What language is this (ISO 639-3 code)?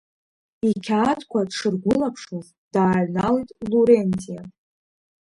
abk